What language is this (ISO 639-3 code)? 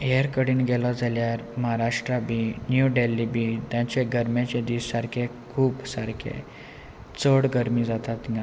kok